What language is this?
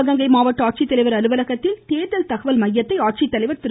Tamil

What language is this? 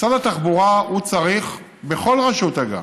Hebrew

